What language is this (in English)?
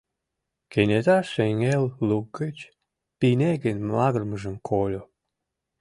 Mari